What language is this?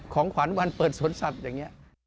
Thai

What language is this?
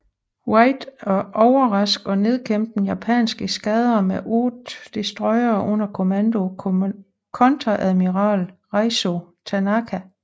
Danish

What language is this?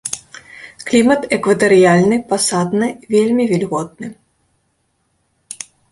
Belarusian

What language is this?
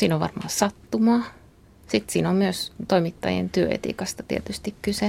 Finnish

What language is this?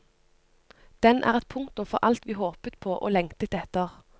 Norwegian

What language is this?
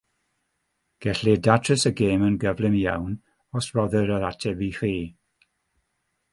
Welsh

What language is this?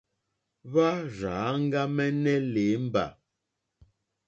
Mokpwe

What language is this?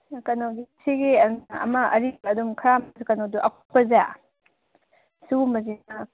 Manipuri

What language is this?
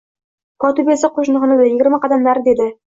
Uzbek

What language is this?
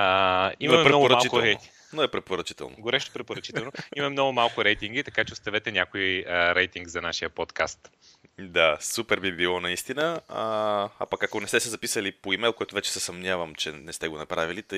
Bulgarian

